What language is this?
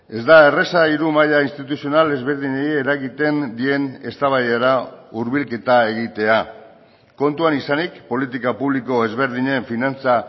Basque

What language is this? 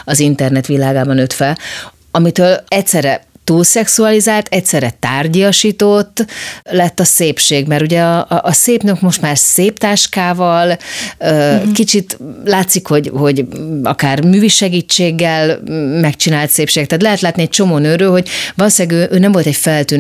Hungarian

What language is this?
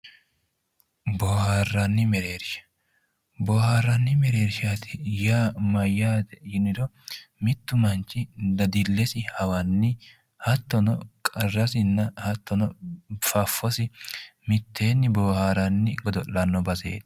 Sidamo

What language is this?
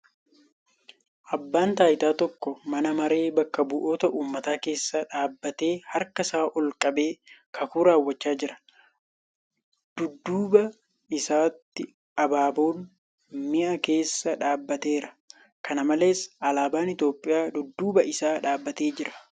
Oromo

